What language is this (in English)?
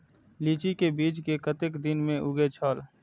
Maithili